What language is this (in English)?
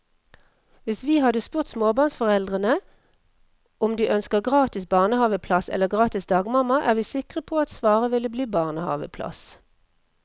Norwegian